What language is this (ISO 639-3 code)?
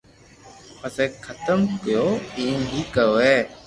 lrk